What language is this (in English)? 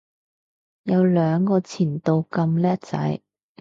Cantonese